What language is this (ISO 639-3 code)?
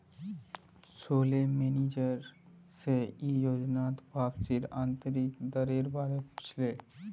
mag